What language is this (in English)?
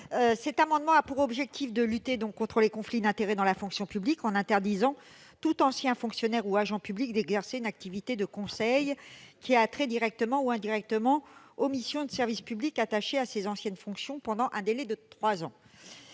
French